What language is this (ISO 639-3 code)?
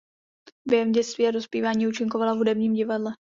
ces